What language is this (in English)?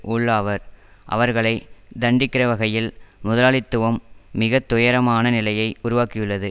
Tamil